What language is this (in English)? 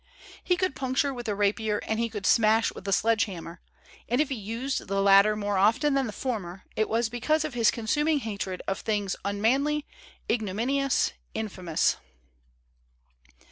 English